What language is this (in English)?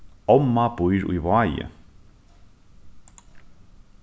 Faroese